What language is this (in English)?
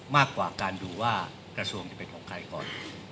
Thai